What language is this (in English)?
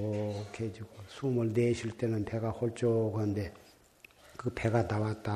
Korean